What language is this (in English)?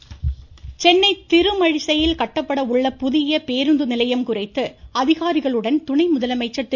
Tamil